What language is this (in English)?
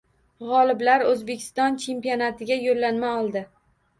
Uzbek